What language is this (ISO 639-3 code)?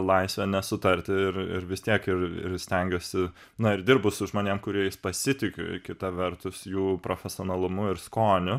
lit